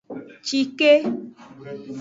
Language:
Aja (Benin)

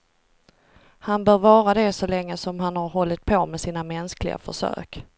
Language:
Swedish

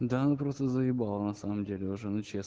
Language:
Russian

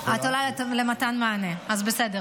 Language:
Hebrew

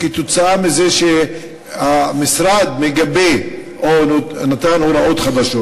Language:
Hebrew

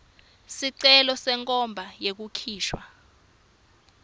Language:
Swati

